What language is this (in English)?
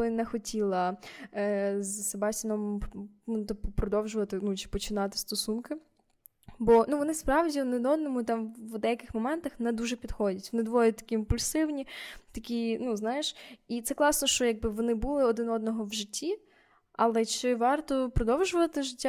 Ukrainian